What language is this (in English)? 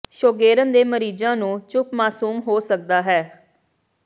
Punjabi